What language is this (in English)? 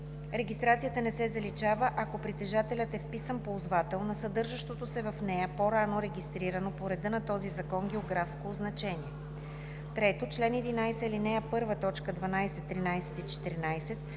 Bulgarian